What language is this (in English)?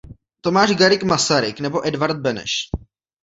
Czech